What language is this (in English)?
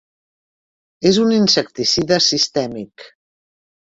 Catalan